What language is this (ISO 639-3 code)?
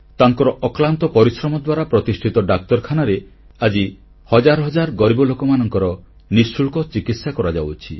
ori